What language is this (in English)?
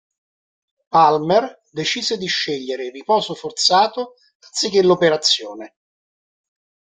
Italian